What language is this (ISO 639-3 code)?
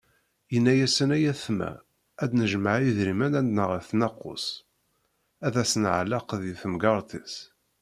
kab